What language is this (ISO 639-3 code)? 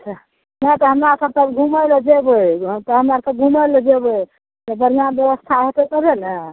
mai